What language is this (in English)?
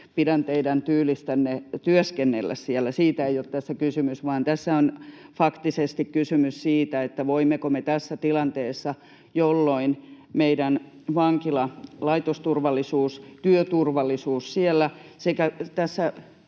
Finnish